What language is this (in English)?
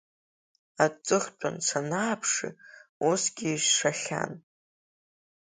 Abkhazian